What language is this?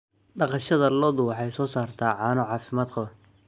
Somali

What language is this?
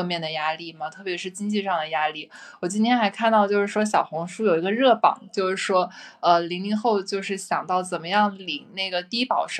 Chinese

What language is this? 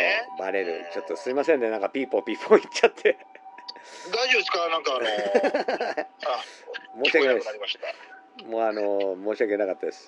Japanese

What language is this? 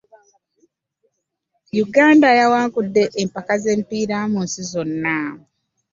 Ganda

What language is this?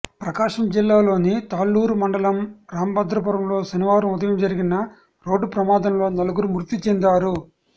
Telugu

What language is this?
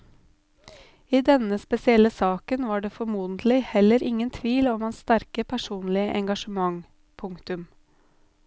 Norwegian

